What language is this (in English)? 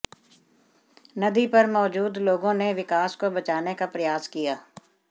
Hindi